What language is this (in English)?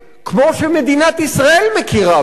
Hebrew